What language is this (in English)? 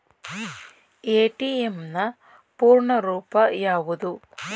Kannada